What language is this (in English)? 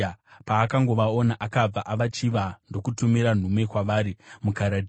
Shona